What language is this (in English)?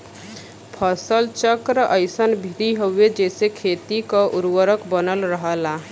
Bhojpuri